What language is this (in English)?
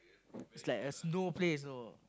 English